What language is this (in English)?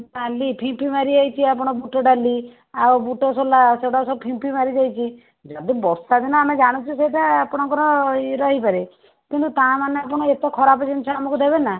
Odia